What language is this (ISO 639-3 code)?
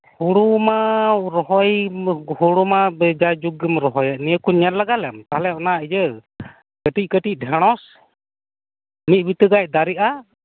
sat